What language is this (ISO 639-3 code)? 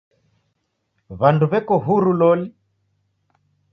dav